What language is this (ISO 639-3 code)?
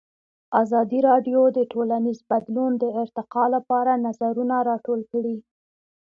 pus